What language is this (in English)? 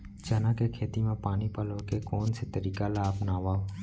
Chhattisgarhi